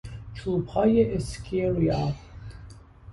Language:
Persian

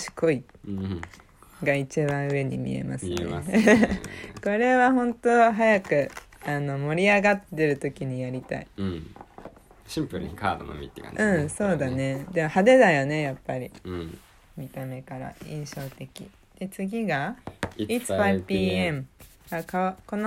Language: Japanese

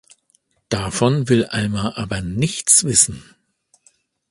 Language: German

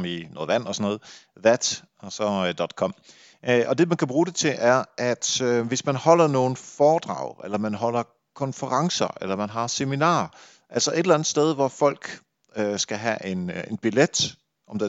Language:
Danish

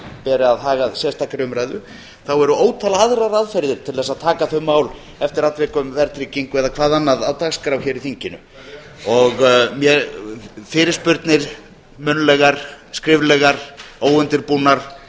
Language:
Icelandic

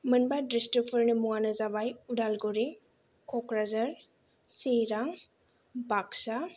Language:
Bodo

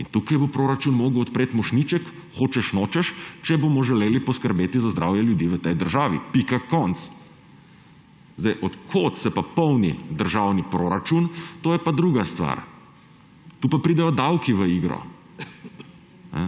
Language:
Slovenian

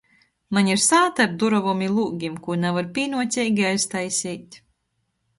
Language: Latgalian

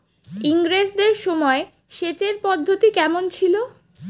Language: Bangla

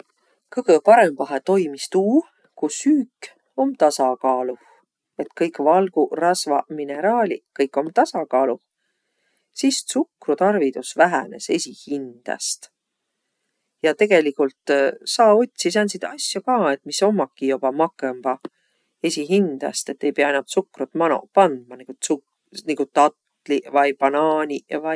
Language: Võro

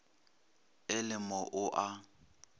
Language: Northern Sotho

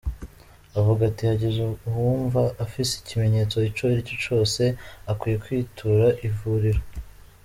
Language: Kinyarwanda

